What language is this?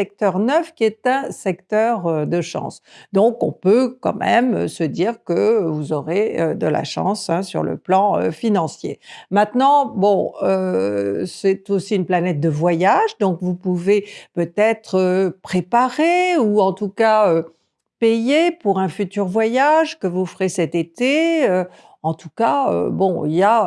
French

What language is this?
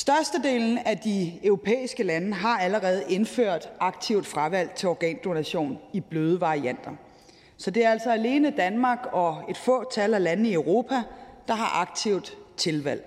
Danish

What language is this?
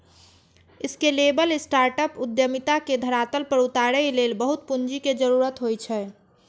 Maithili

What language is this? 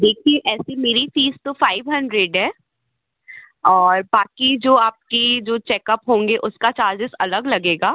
Hindi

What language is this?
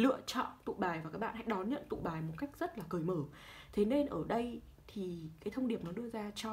Vietnamese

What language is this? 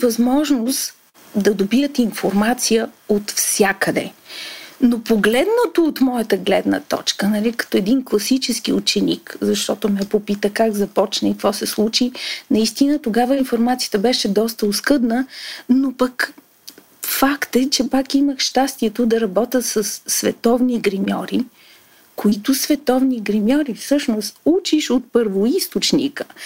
Bulgarian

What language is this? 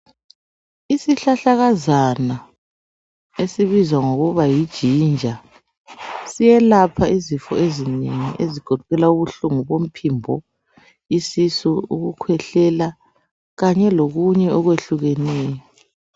North Ndebele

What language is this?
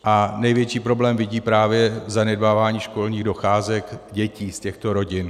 Czech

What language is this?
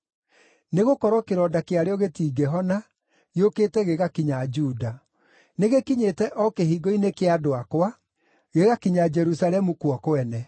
Kikuyu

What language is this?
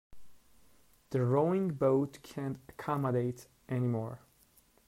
English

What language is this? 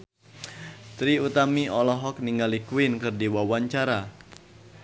Sundanese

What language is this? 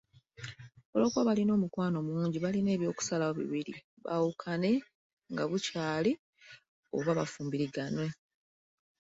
Ganda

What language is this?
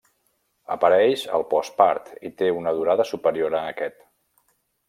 Catalan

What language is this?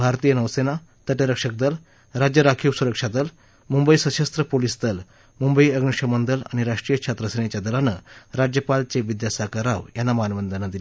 Marathi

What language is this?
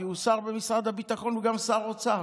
Hebrew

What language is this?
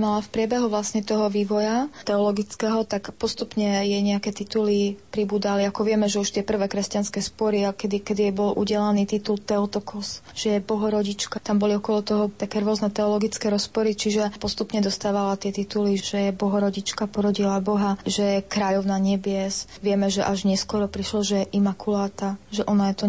Slovak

